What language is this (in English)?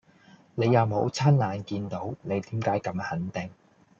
Cantonese